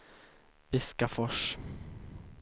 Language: Swedish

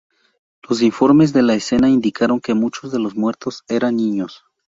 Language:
Spanish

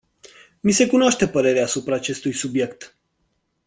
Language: Romanian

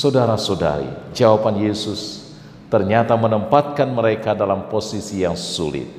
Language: Indonesian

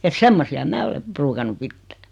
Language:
Finnish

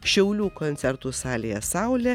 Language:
Lithuanian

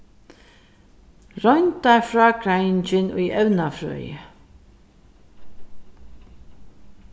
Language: Faroese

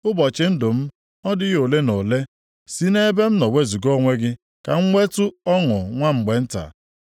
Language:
Igbo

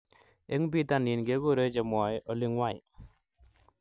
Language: Kalenjin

